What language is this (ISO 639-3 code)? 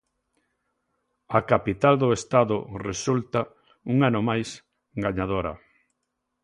glg